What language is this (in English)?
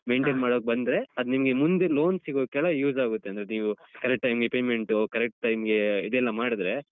Kannada